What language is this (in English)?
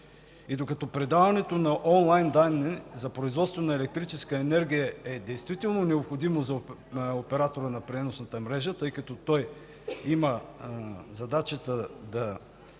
Bulgarian